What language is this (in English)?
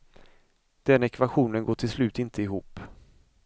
Swedish